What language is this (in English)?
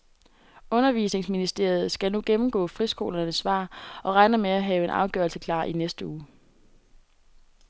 Danish